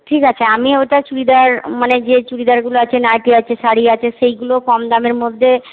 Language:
Bangla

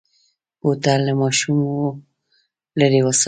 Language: Pashto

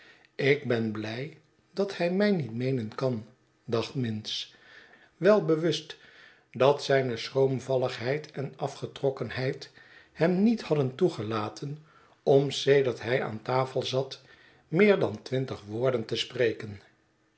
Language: Dutch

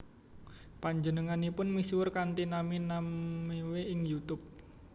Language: Javanese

